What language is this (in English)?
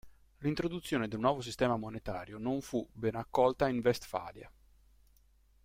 Italian